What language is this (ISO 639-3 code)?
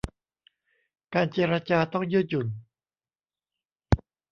tha